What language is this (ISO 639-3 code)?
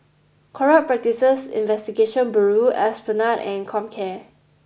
eng